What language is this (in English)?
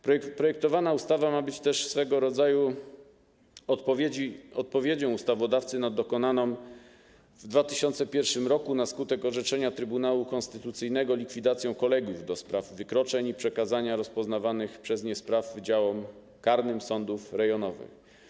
Polish